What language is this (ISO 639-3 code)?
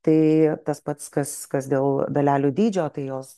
lit